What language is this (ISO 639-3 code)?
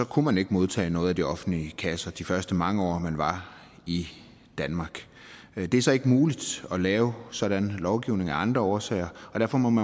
dan